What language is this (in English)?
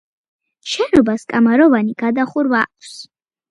Georgian